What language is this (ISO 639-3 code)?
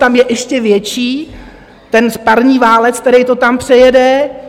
ces